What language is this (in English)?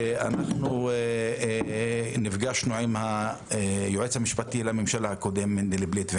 Hebrew